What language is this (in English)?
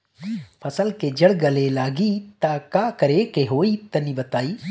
Bhojpuri